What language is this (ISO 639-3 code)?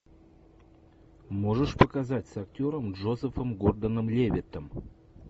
rus